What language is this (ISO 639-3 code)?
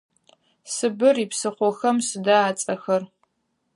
ady